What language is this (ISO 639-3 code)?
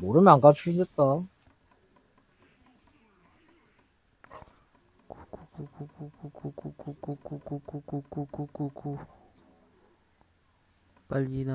kor